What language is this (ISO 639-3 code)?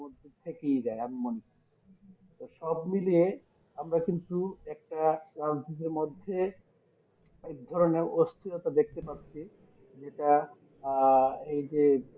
ben